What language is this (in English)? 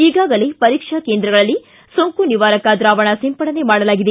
Kannada